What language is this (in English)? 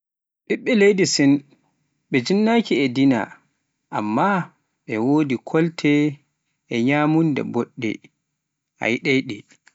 Pular